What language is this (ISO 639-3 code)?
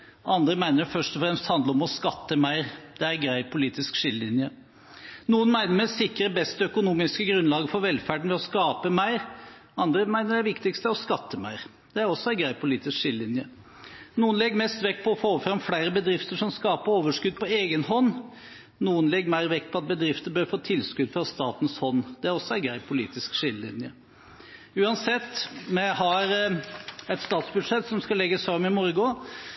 nob